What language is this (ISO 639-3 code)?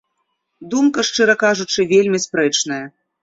bel